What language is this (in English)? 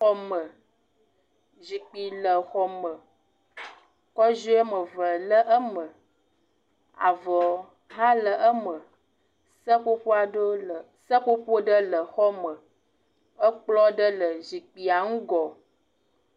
Ewe